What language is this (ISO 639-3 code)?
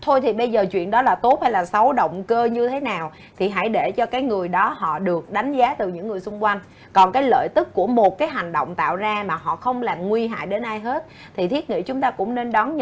vie